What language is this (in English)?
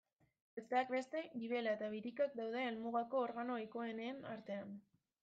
Basque